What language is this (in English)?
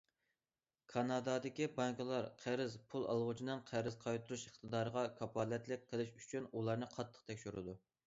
Uyghur